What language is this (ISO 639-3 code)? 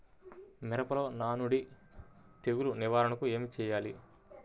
tel